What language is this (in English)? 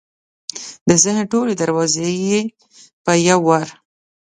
Pashto